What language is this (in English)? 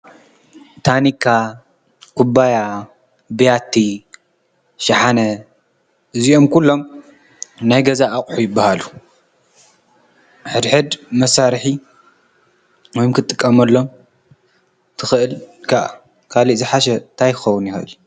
Tigrinya